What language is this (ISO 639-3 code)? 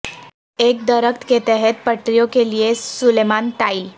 urd